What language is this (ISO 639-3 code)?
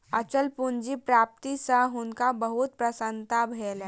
mai